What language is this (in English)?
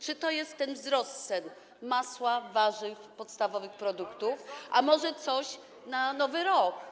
Polish